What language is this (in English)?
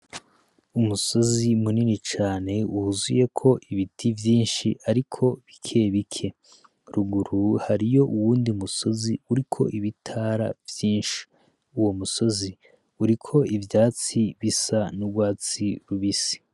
Rundi